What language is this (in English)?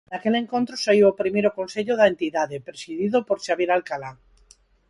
Galician